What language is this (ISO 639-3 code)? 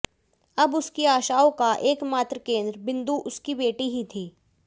hin